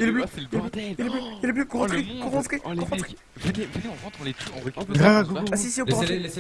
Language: French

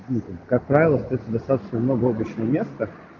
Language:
Russian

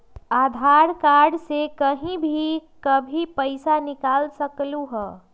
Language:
Magahi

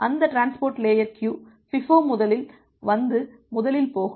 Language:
Tamil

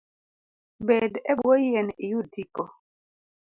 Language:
Luo (Kenya and Tanzania)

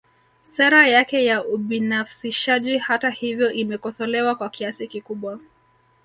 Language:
Swahili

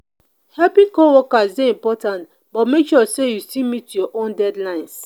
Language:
Nigerian Pidgin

